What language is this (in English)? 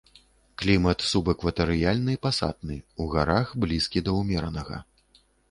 Belarusian